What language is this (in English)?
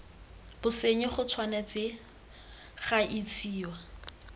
Tswana